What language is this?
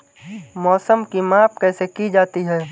Hindi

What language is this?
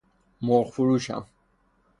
Persian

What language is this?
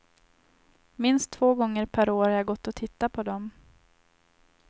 Swedish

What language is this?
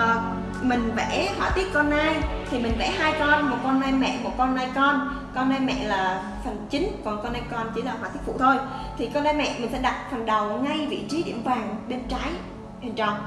Vietnamese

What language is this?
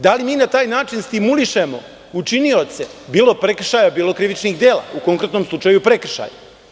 Serbian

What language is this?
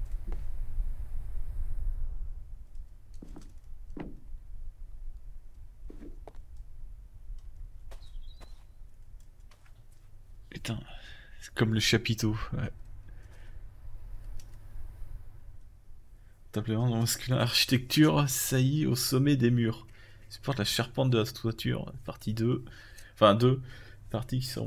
French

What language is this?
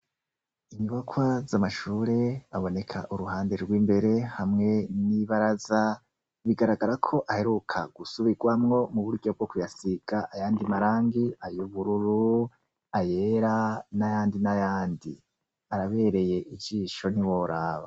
Rundi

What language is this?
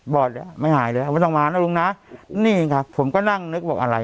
Thai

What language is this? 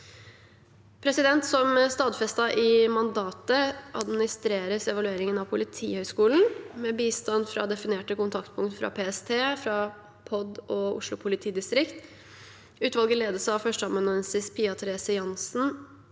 Norwegian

